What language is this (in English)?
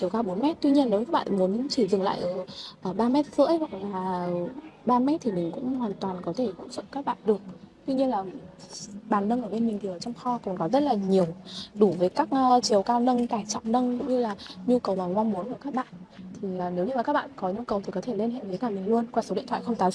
Vietnamese